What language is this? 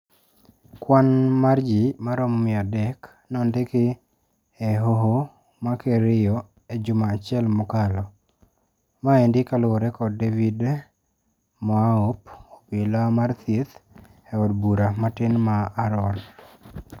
Luo (Kenya and Tanzania)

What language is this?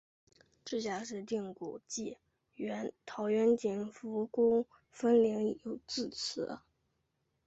Chinese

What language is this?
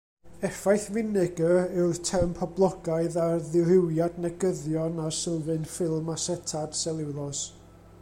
Welsh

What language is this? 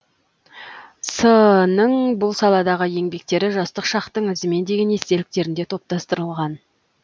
Kazakh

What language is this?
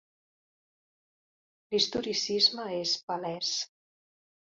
Catalan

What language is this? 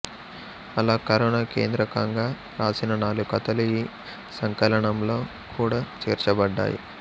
Telugu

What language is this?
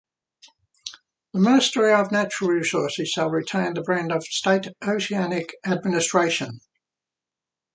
English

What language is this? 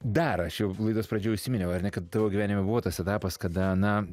Lithuanian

